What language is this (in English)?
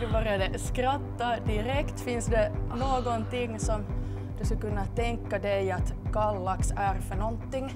Swedish